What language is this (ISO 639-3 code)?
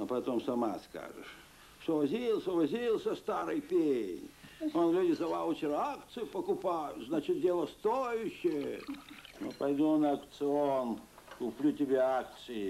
rus